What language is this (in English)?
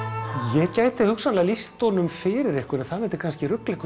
Icelandic